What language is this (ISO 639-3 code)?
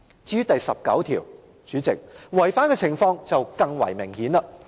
yue